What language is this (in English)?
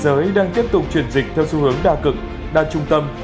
Vietnamese